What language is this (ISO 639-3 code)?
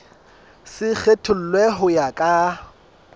sot